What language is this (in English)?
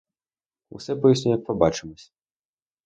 Ukrainian